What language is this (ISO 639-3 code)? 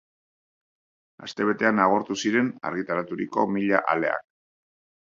eus